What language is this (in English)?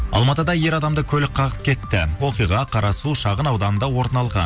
Kazakh